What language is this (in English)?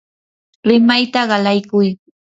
Yanahuanca Pasco Quechua